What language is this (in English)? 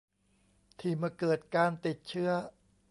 Thai